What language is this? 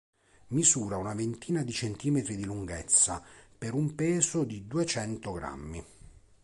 Italian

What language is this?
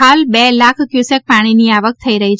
Gujarati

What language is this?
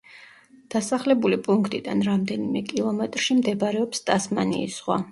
Georgian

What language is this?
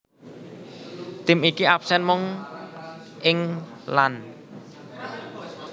Javanese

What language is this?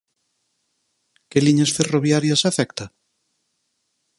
Galician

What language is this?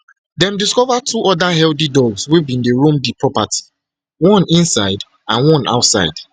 Nigerian Pidgin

